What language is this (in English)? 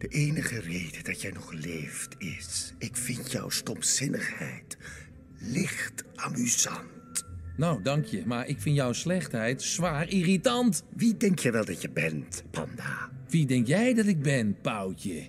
Dutch